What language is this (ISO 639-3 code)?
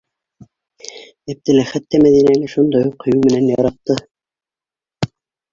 bak